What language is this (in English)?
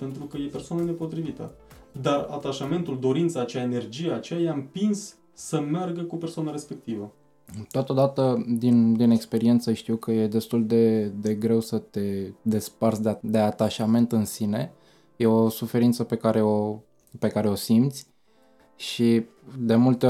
Romanian